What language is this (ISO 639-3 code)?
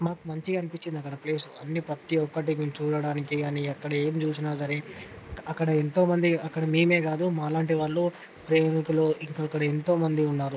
tel